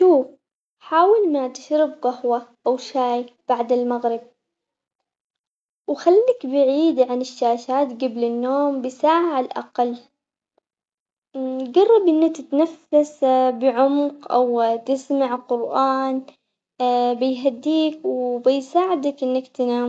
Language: Omani Arabic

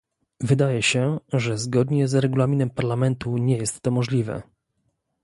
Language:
Polish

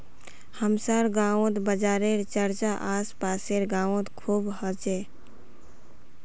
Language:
Magahi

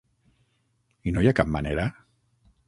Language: Catalan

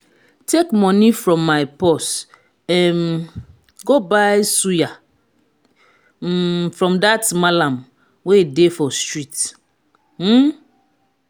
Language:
Nigerian Pidgin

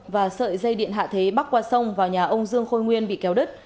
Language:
Vietnamese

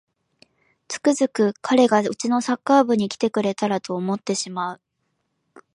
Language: Japanese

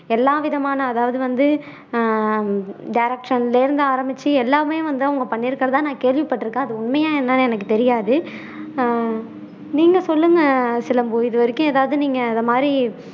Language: Tamil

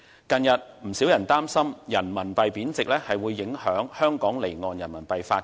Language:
Cantonese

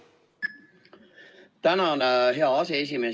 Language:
Estonian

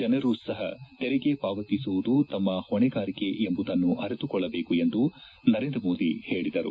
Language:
Kannada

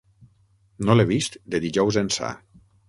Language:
Catalan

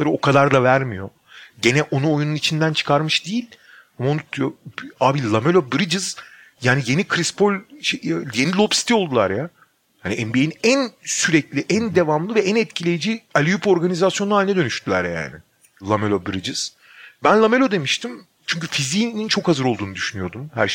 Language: Turkish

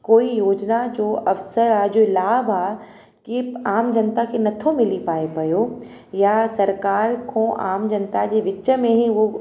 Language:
Sindhi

